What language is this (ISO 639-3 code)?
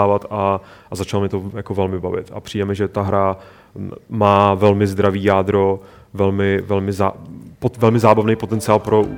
ces